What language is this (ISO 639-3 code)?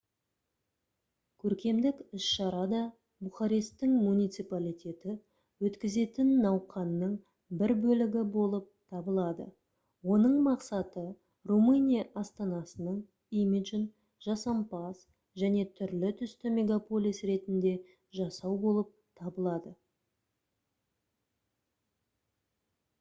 kaz